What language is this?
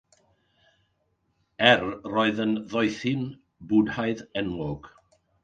Welsh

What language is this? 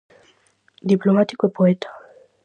Galician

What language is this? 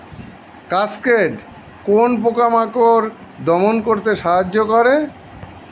Bangla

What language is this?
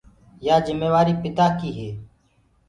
Gurgula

